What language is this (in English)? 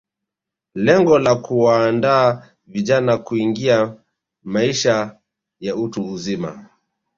Swahili